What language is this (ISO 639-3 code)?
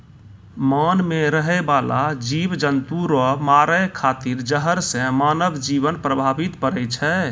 mai